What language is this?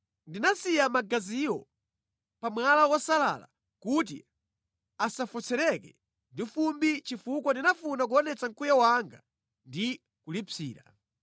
Nyanja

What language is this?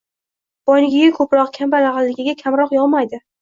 Uzbek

